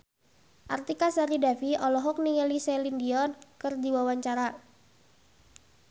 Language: Sundanese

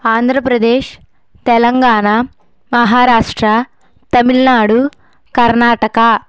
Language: Telugu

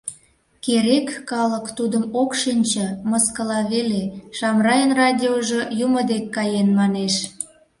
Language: Mari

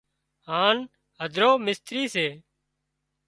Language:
Wadiyara Koli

